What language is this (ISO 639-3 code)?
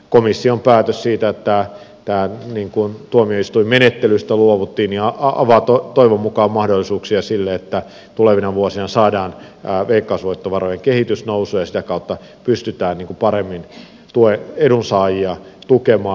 fin